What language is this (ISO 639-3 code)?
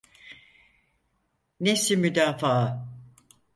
tur